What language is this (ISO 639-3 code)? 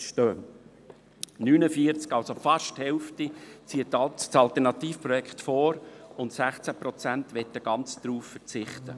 gsw